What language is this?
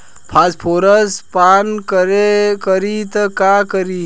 Bhojpuri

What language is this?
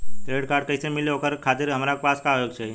Bhojpuri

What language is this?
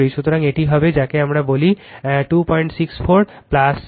Bangla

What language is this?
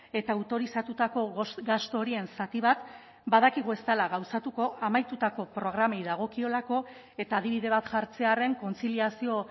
Basque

